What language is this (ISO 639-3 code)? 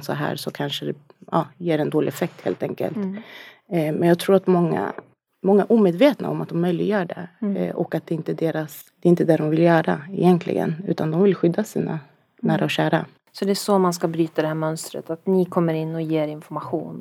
swe